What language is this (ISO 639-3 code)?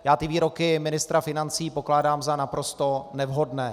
ces